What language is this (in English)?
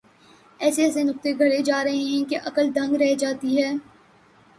Urdu